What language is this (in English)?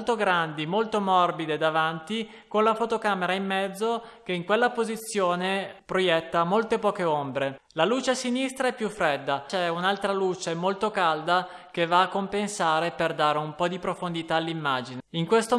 Italian